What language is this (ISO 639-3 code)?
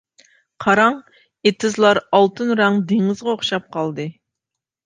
uig